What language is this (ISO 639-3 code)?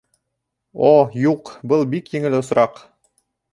bak